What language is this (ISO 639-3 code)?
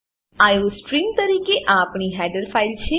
guj